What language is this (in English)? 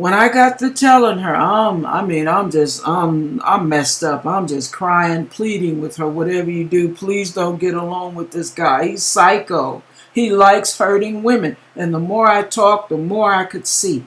English